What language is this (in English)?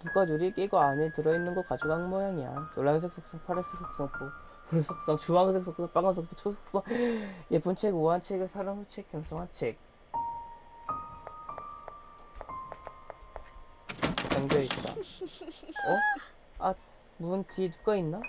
Korean